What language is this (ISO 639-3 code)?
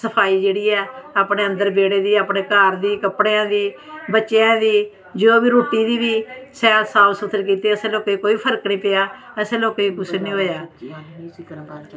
doi